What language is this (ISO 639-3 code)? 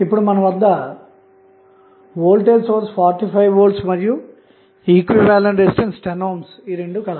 tel